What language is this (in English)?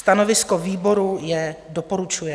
Czech